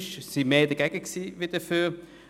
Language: Swiss German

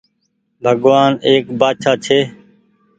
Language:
Goaria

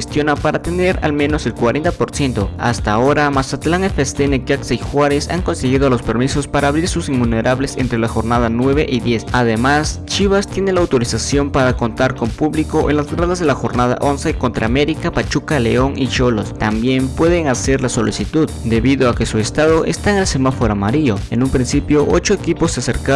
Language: Spanish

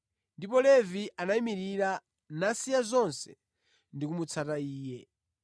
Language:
Nyanja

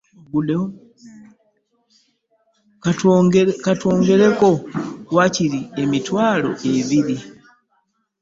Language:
Ganda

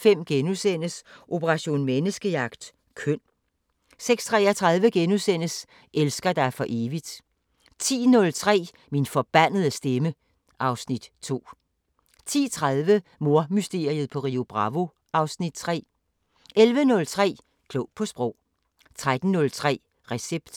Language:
Danish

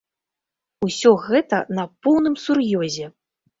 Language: Belarusian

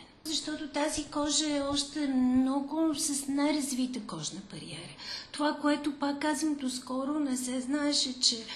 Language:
Bulgarian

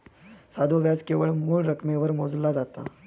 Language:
Marathi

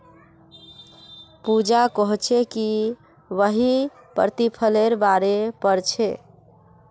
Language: Magahi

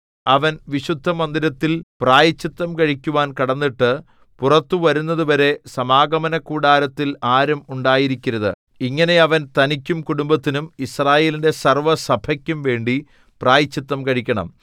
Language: Malayalam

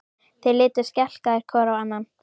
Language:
Icelandic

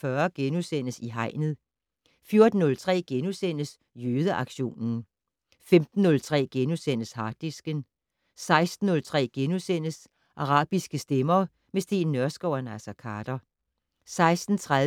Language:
Danish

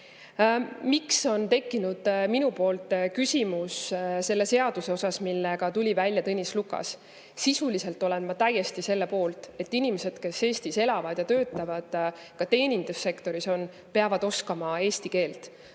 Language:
Estonian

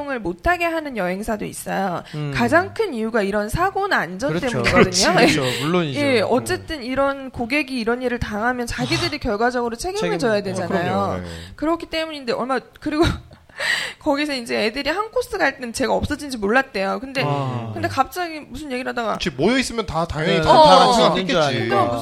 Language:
Korean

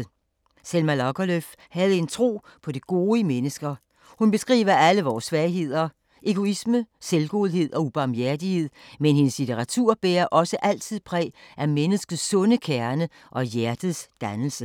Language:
Danish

